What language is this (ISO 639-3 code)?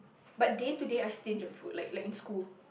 eng